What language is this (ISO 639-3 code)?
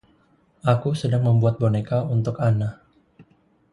ind